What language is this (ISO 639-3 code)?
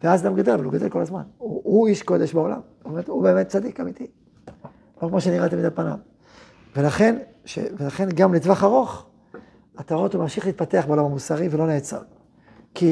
heb